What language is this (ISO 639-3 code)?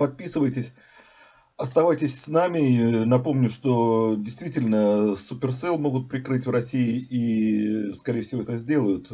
rus